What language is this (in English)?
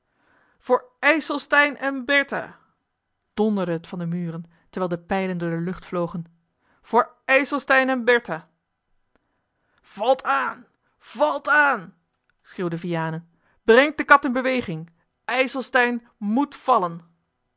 Dutch